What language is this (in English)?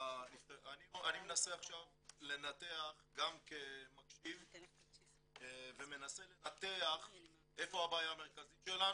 Hebrew